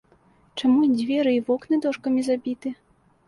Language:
Belarusian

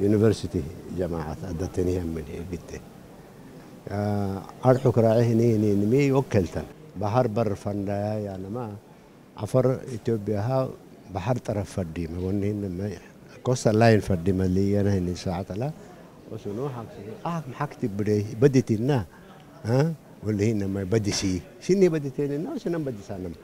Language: Arabic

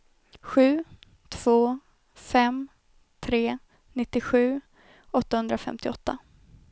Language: Swedish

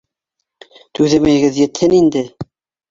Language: Bashkir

